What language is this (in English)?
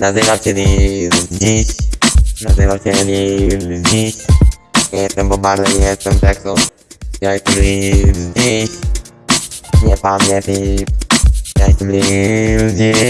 Polish